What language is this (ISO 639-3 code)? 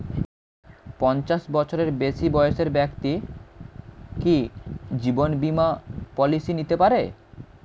ben